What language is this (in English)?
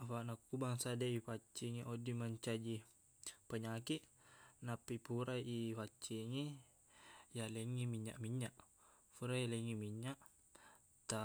Buginese